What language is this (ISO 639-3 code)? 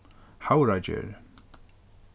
fao